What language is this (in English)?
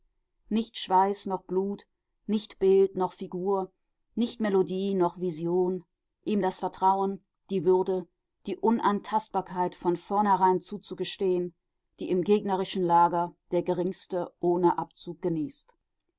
German